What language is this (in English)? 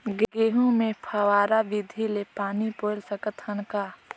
Chhattisgarhi